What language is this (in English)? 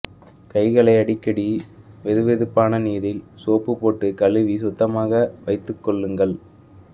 Tamil